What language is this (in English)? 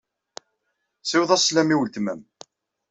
Kabyle